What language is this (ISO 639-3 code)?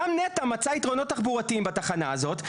heb